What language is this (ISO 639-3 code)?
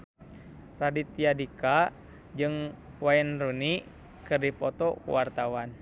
sun